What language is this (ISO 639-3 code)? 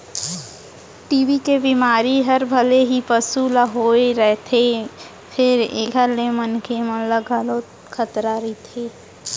hne